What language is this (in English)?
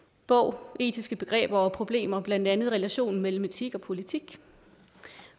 Danish